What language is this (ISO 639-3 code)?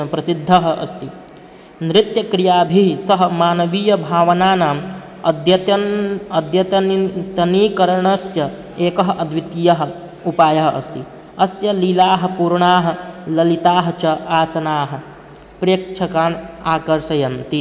san